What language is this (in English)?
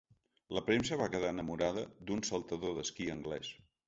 Catalan